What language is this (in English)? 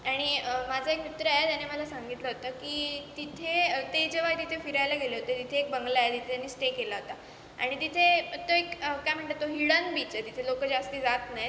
Marathi